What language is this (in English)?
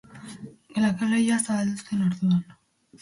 Basque